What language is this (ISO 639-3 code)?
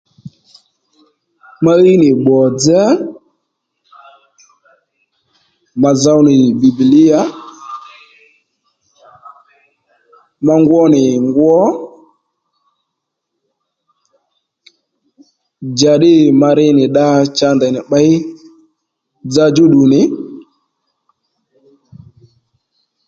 led